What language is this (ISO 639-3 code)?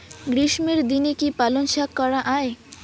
ben